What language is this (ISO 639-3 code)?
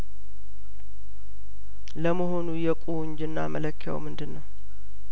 amh